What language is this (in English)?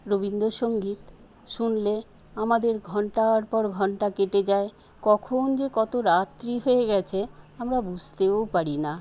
Bangla